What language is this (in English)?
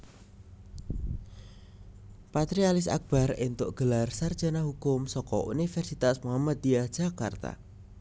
Javanese